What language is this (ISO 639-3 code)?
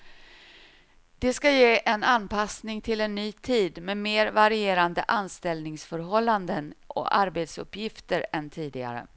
swe